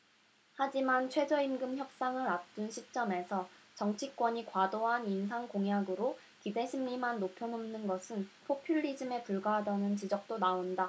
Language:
Korean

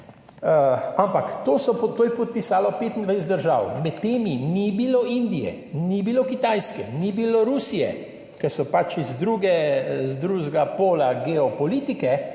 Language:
Slovenian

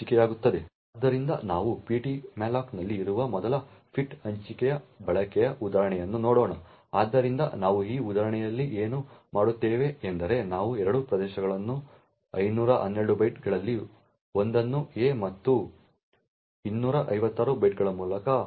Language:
Kannada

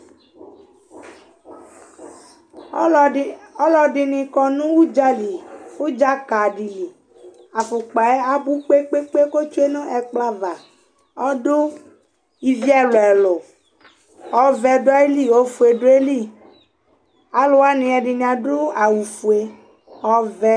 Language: Ikposo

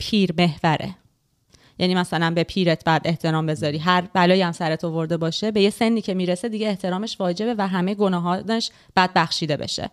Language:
Persian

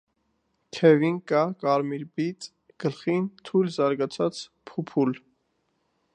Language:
Armenian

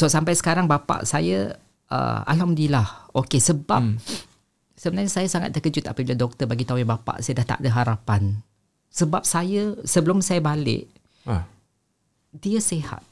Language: Malay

